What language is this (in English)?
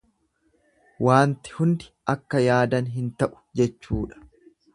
Oromo